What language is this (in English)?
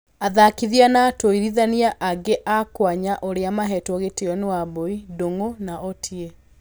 Kikuyu